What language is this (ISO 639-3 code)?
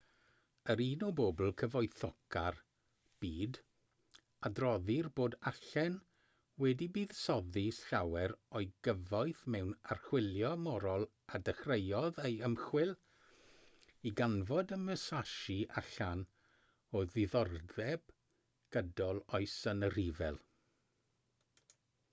cym